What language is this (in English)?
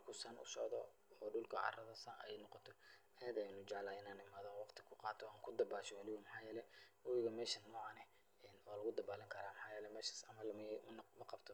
Somali